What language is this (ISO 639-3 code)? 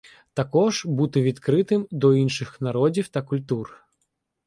ukr